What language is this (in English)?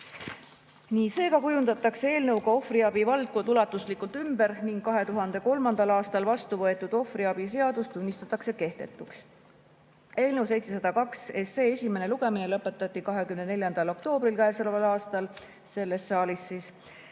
Estonian